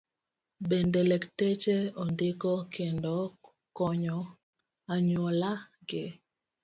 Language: Luo (Kenya and Tanzania)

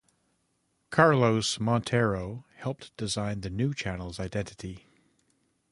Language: English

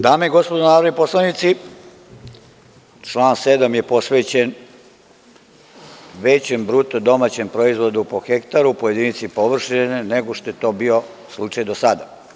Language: Serbian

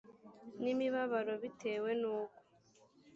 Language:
Kinyarwanda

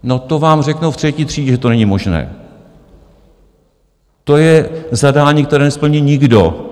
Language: Czech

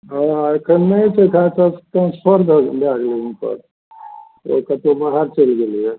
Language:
Maithili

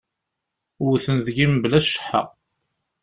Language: Kabyle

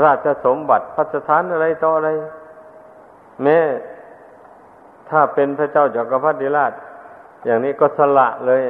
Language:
Thai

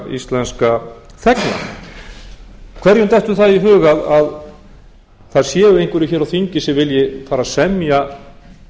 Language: Icelandic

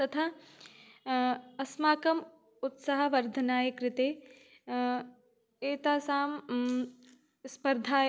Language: Sanskrit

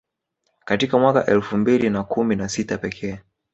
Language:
Swahili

